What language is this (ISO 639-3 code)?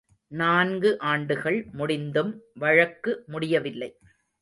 tam